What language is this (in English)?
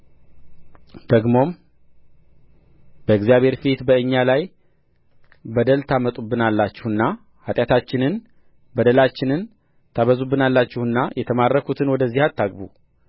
Amharic